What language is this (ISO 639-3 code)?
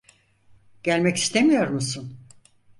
tur